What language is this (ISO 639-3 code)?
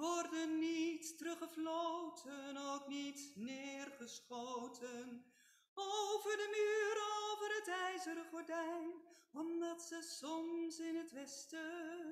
nld